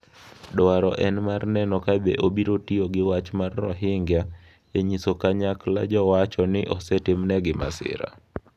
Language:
Luo (Kenya and Tanzania)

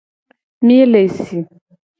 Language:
Gen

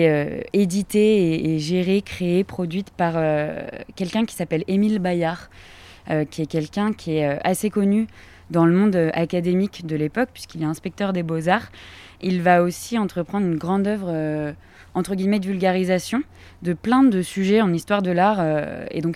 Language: French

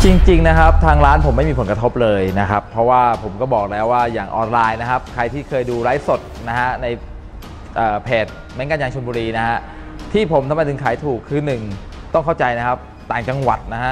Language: Thai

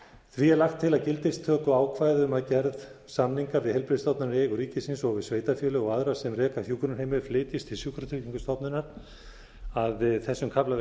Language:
Icelandic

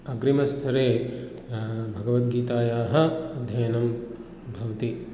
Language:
Sanskrit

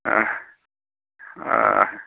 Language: Manipuri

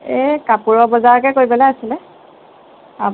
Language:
Assamese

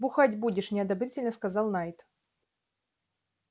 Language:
Russian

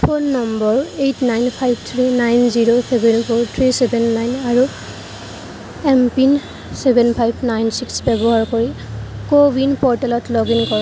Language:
Assamese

